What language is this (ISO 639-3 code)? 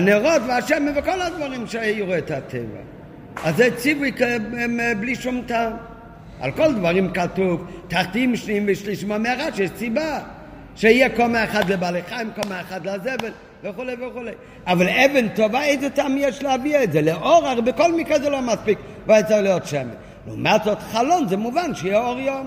heb